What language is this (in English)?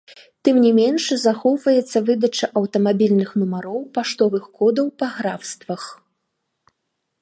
Belarusian